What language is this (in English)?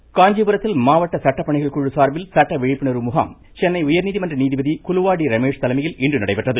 Tamil